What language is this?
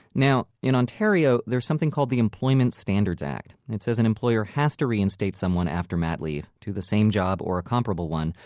English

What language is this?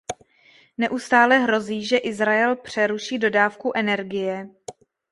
Czech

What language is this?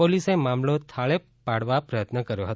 Gujarati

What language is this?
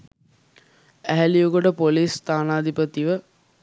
Sinhala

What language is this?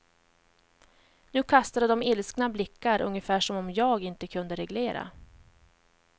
Swedish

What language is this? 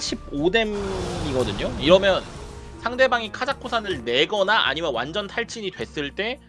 Korean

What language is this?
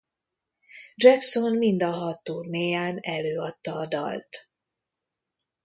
Hungarian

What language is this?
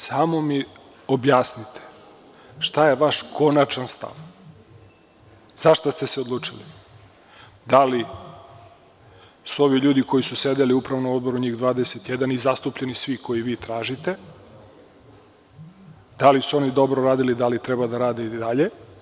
Serbian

